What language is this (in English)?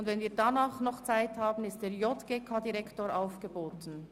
Swiss German